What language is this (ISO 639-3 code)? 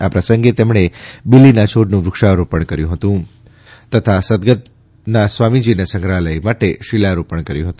guj